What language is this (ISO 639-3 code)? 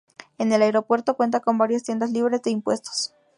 spa